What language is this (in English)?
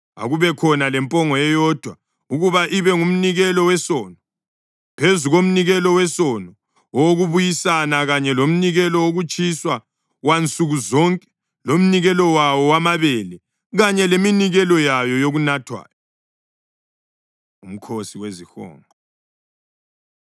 North Ndebele